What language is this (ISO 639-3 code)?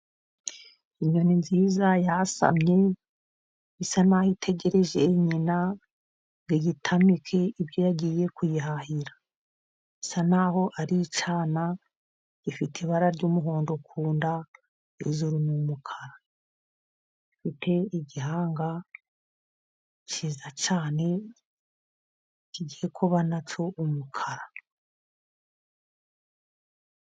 kin